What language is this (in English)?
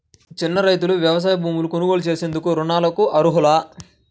Telugu